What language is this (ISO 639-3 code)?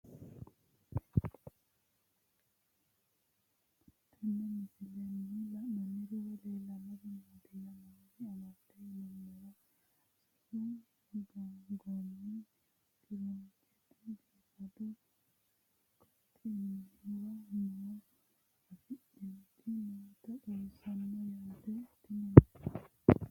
sid